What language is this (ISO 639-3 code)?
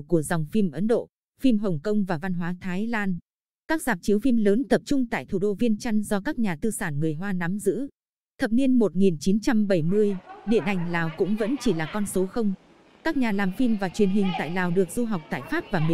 vie